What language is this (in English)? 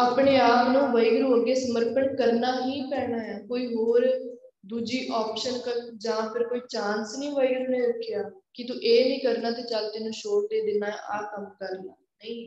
Punjabi